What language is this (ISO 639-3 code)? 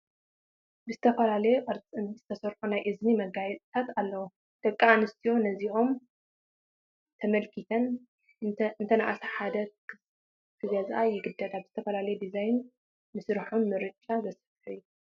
tir